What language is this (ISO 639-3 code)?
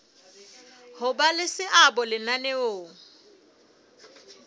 sot